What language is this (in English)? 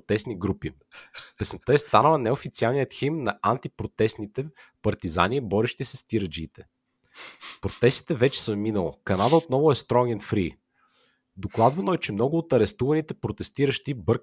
Bulgarian